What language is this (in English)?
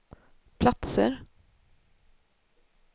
Swedish